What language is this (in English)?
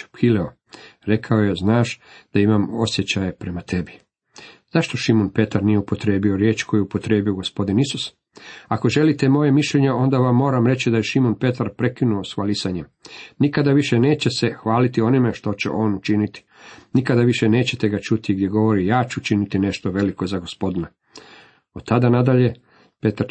Croatian